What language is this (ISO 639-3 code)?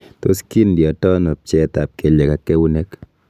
kln